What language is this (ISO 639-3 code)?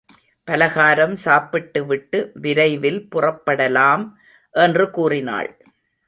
tam